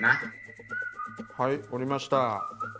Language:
Japanese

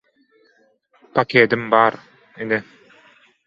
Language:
Turkmen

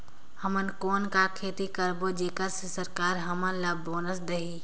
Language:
Chhattisgarhi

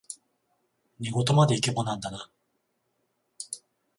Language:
Japanese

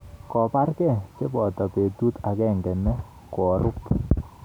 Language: Kalenjin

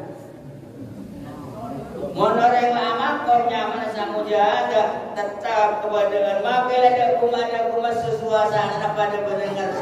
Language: Indonesian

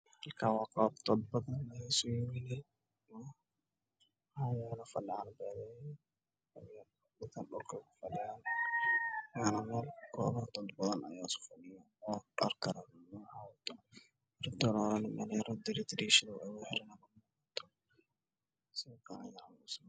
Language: Somali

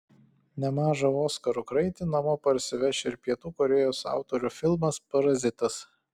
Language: Lithuanian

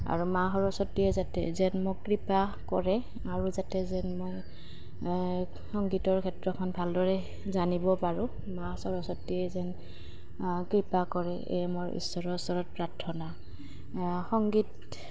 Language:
Assamese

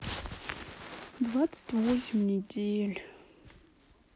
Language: Russian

